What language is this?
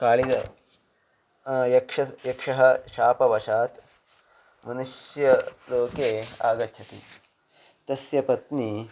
Sanskrit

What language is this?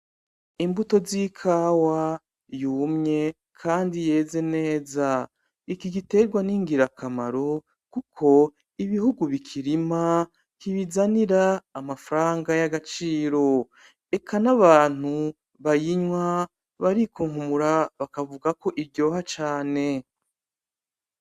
Rundi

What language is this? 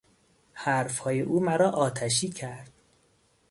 Persian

